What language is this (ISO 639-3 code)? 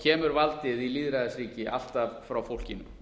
isl